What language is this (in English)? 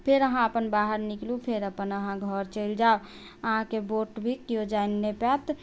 Maithili